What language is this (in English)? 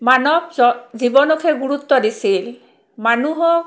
Assamese